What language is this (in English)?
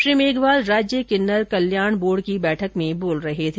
Hindi